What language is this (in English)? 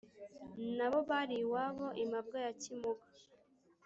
Kinyarwanda